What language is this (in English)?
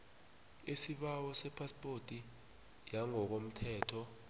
South Ndebele